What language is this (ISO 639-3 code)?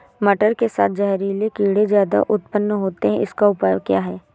hin